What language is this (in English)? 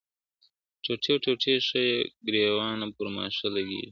Pashto